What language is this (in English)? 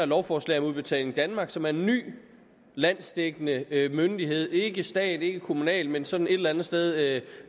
Danish